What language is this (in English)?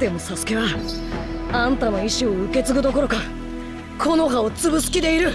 Japanese